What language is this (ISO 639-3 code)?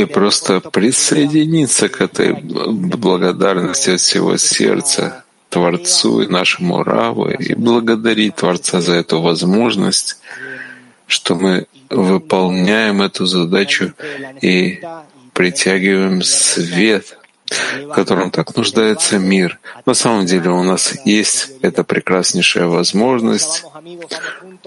rus